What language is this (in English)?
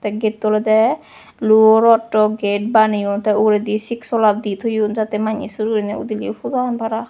Chakma